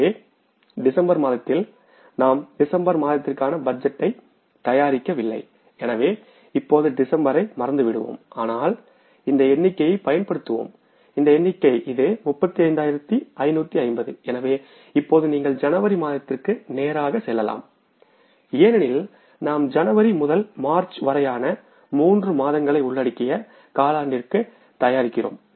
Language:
Tamil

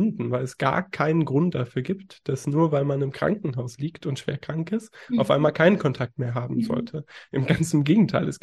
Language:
German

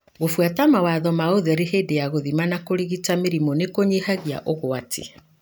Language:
Kikuyu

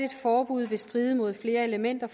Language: Danish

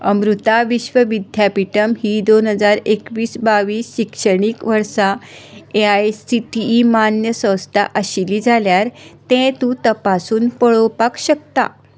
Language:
Konkani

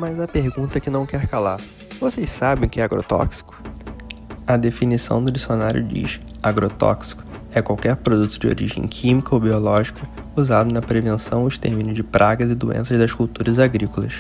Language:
Portuguese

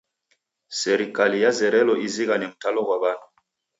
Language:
Taita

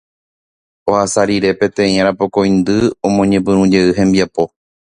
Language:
Guarani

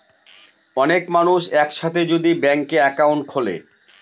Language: Bangla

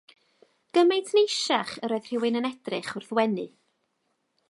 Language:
Welsh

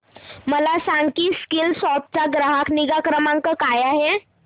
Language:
Marathi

